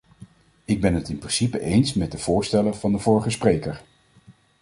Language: Dutch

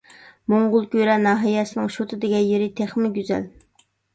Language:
Uyghur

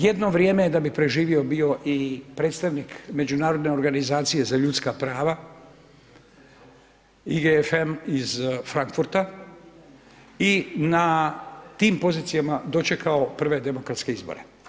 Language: Croatian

